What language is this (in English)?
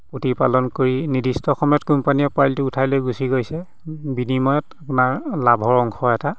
Assamese